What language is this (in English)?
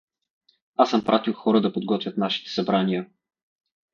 Bulgarian